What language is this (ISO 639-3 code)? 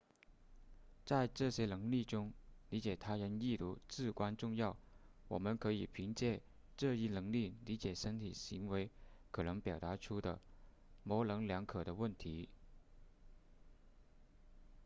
zho